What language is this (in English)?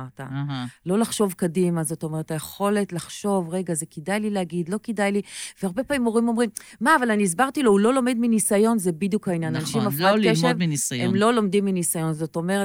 Hebrew